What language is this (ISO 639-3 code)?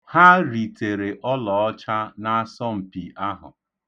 ibo